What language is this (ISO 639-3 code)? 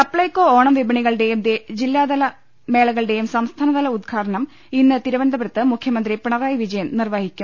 mal